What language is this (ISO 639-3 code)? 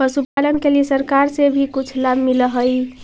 mag